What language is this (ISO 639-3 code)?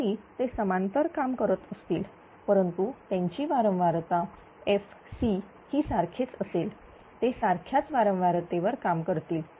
mar